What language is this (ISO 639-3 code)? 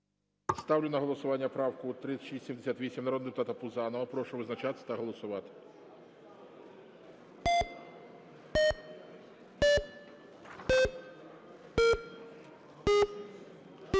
ukr